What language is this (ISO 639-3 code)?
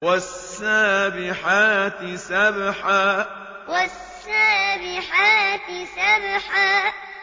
ara